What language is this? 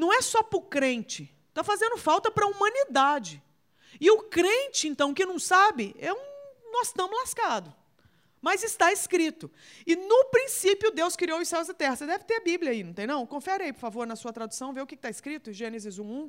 Portuguese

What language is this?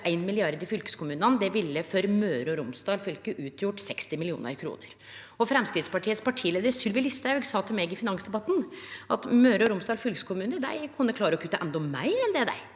Norwegian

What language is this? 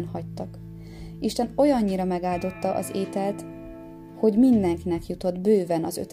Hungarian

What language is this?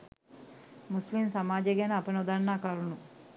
Sinhala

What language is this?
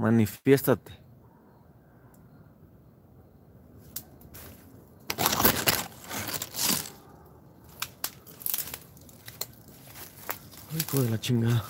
Spanish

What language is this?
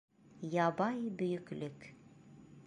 Bashkir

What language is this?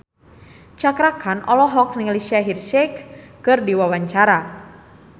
Sundanese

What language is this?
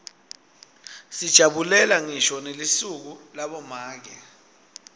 Swati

